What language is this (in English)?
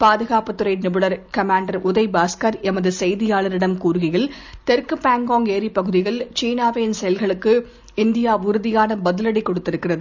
Tamil